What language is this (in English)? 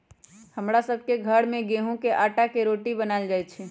Magahi